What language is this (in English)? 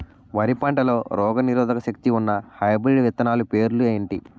Telugu